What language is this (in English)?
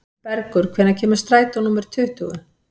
Icelandic